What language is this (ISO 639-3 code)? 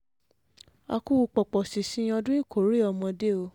yor